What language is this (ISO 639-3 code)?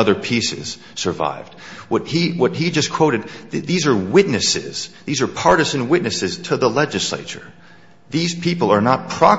eng